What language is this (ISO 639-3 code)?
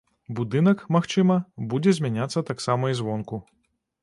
bel